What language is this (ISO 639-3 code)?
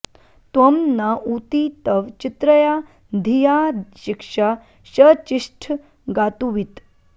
san